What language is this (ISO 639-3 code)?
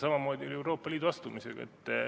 est